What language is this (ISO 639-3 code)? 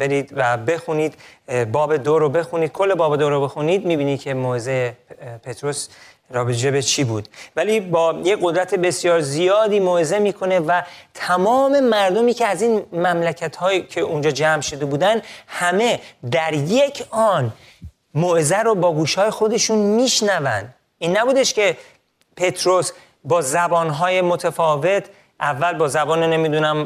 fas